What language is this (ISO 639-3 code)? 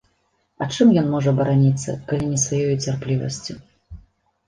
bel